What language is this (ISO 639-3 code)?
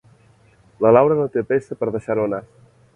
cat